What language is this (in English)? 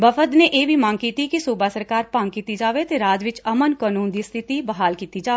Punjabi